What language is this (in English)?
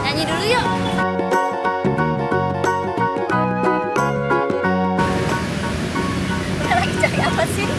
Indonesian